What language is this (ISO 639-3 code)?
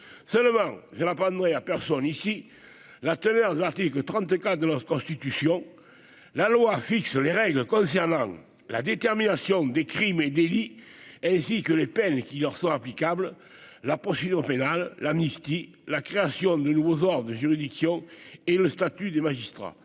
fra